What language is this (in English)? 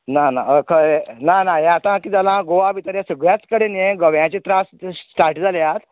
Konkani